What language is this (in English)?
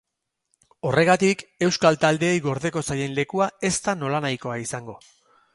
Basque